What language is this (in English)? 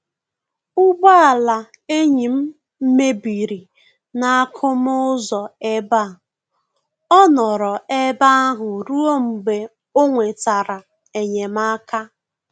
Igbo